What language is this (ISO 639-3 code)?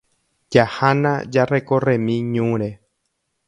grn